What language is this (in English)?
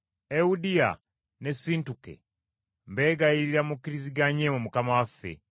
Ganda